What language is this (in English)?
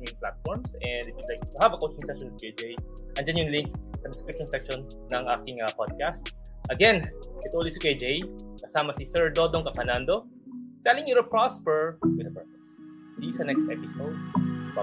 Filipino